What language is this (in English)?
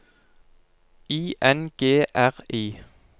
Norwegian